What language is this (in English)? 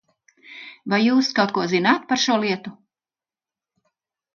Latvian